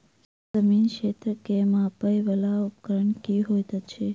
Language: Maithili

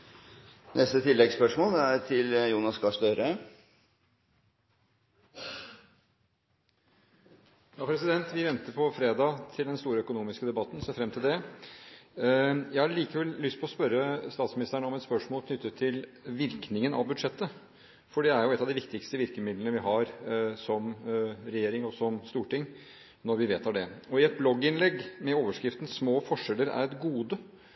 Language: Norwegian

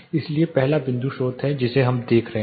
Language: Hindi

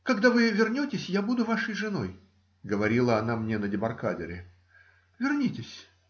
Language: Russian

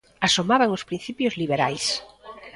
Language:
Galician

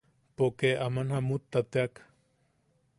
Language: Yaqui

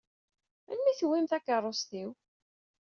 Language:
Kabyle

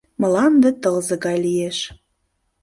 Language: Mari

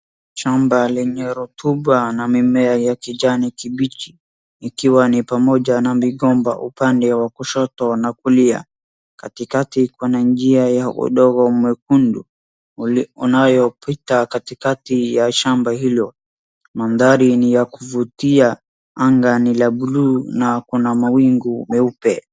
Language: Swahili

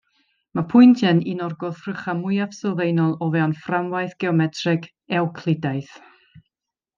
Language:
Welsh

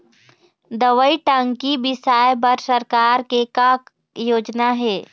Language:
Chhattisgarhi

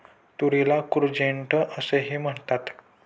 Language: Marathi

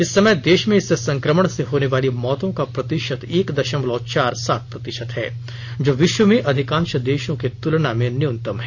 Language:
Hindi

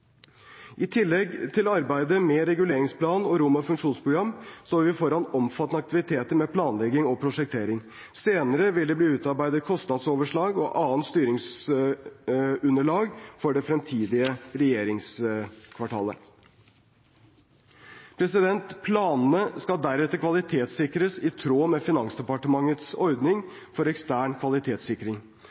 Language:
Norwegian Bokmål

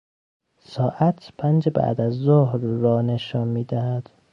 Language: Persian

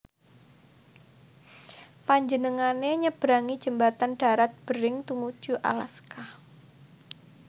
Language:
Javanese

